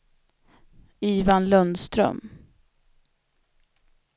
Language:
Swedish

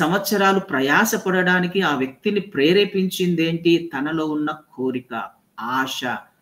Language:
Telugu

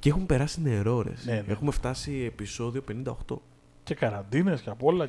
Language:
Greek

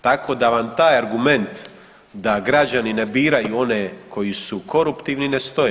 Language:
Croatian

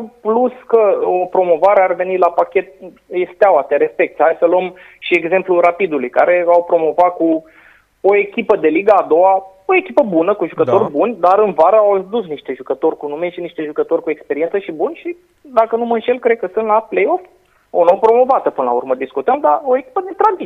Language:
Romanian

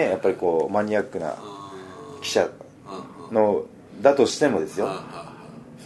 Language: Japanese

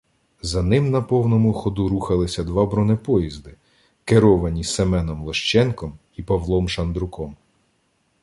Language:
Ukrainian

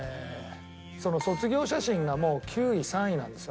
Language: Japanese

